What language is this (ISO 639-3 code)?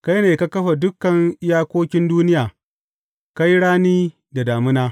hau